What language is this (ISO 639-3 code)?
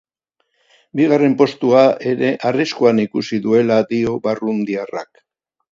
eus